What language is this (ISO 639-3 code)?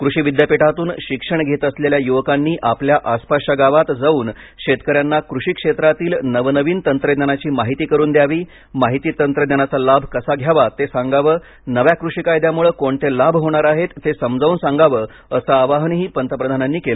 mar